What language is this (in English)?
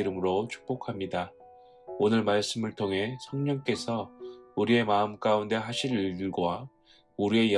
Korean